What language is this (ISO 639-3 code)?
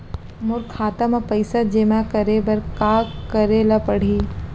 hne